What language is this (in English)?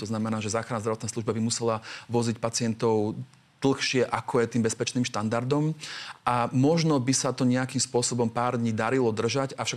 Slovak